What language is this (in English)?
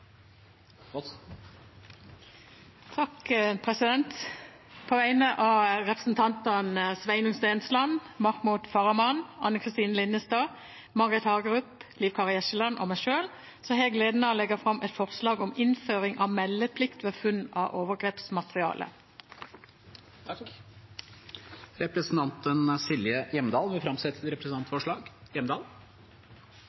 Norwegian